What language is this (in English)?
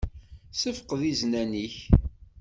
Kabyle